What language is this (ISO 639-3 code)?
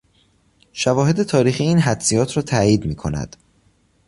fas